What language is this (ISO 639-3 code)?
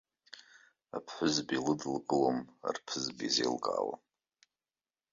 abk